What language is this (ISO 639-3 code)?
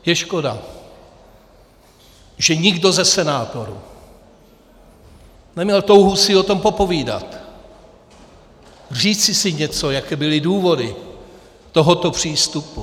ces